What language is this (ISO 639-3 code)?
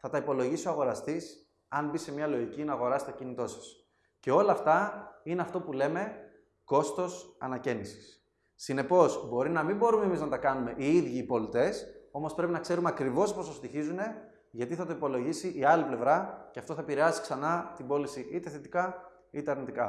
ell